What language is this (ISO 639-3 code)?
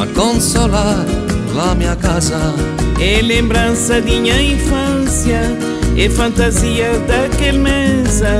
ita